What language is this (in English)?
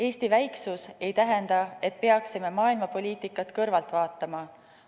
Estonian